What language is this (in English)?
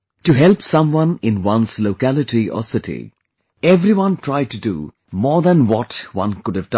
English